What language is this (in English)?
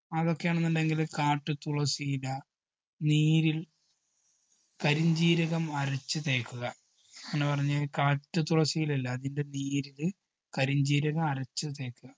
Malayalam